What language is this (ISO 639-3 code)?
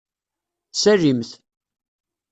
kab